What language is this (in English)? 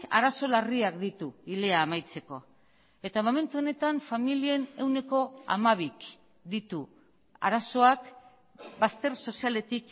Basque